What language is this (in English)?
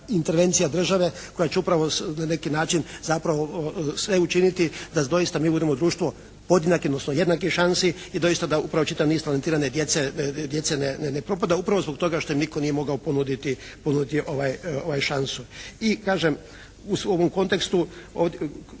Croatian